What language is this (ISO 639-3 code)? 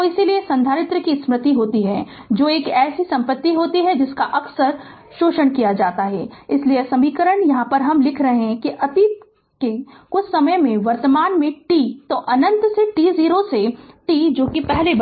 hin